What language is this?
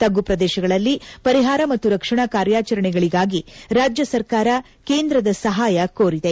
Kannada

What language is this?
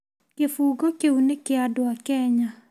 Kikuyu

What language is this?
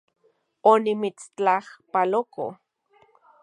Central Puebla Nahuatl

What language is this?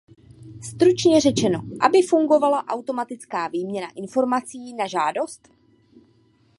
Czech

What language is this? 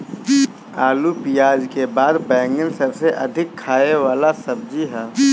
Bhojpuri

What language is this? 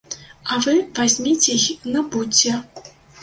Belarusian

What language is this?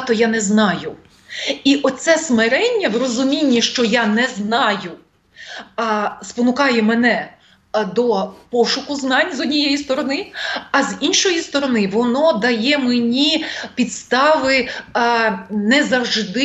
Ukrainian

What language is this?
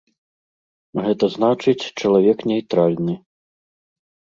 Belarusian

